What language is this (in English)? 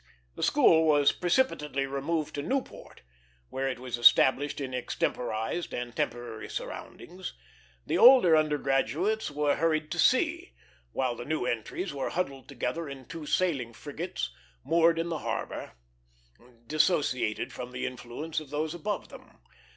English